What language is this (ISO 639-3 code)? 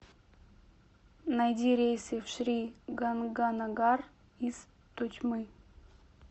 rus